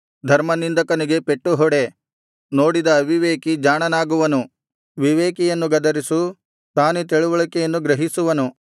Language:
Kannada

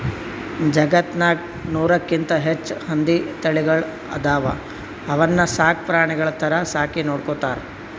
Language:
Kannada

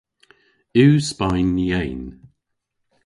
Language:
Cornish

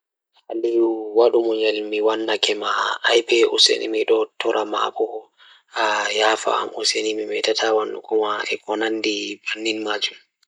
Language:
Fula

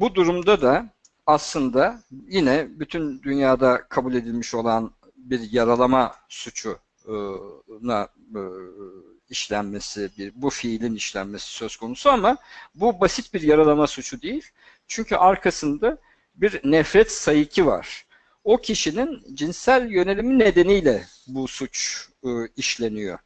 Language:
Turkish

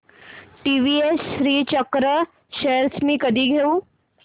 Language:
Marathi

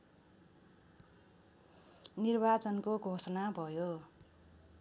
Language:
Nepali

